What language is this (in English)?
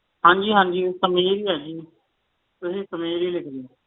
Punjabi